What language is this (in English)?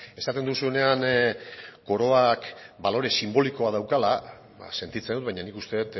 Basque